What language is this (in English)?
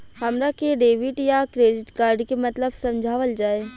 Bhojpuri